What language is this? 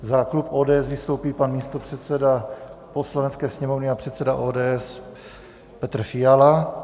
Czech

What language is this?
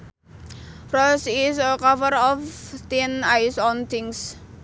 Sundanese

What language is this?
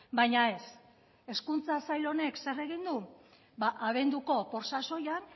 Basque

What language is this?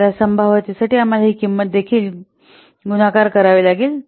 Marathi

